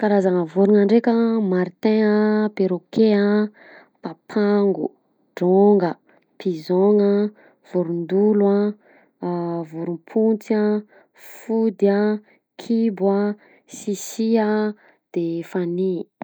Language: Southern Betsimisaraka Malagasy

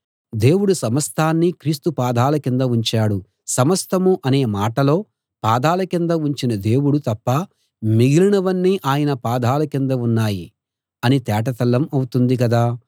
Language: Telugu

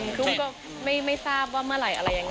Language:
Thai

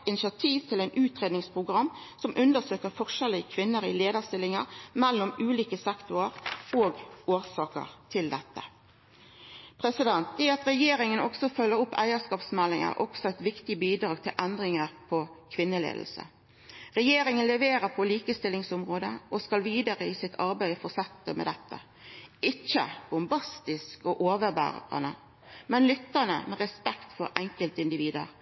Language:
Norwegian Nynorsk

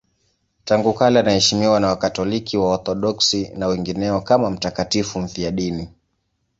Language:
Swahili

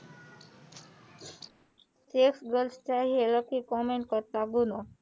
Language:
Gujarati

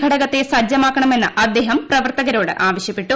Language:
Malayalam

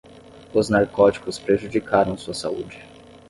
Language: Portuguese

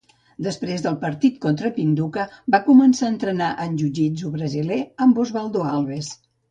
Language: Catalan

